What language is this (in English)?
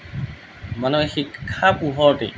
Assamese